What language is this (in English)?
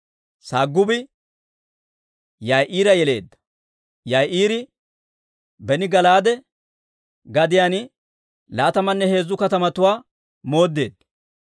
Dawro